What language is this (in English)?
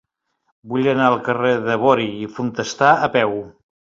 Catalan